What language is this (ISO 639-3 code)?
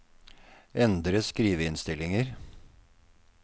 nor